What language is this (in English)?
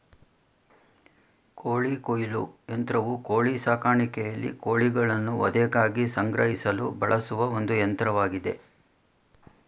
Kannada